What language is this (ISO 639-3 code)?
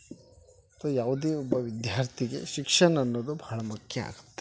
kan